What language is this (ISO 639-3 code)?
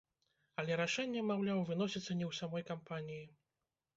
bel